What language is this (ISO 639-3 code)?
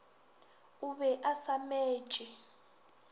nso